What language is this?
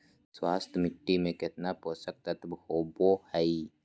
Magahi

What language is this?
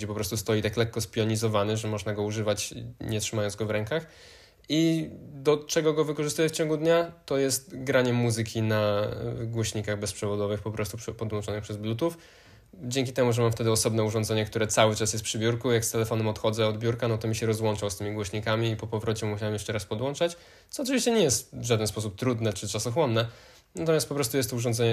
Polish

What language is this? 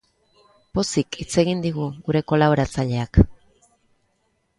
Basque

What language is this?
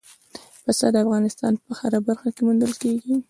Pashto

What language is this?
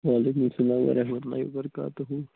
Kashmiri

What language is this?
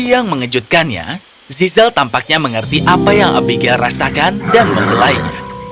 Indonesian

